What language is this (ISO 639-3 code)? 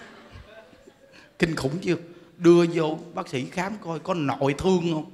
vie